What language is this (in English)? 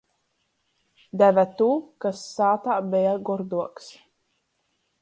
Latgalian